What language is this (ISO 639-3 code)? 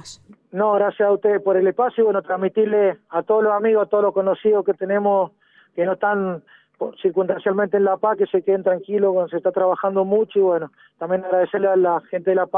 spa